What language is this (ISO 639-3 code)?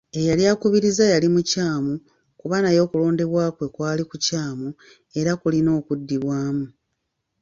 lug